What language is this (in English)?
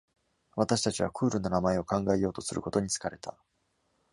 Japanese